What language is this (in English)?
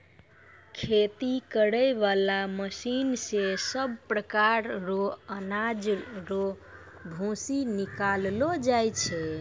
Maithili